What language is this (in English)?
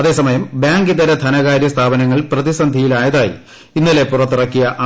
Malayalam